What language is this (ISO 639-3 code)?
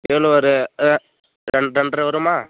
tam